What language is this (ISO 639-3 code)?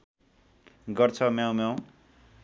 nep